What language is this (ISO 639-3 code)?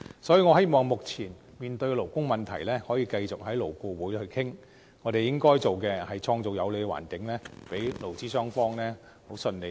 yue